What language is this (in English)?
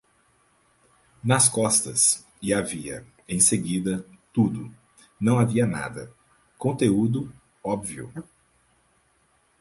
Portuguese